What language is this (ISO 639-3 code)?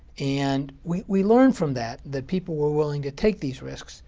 eng